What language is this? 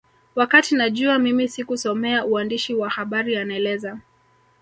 Swahili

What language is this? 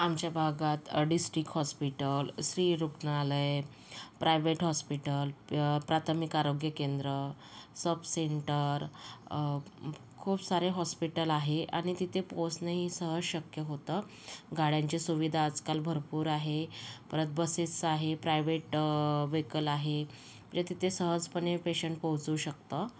Marathi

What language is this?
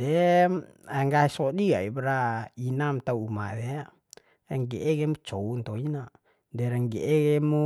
Bima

